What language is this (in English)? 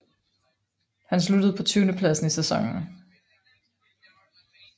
Danish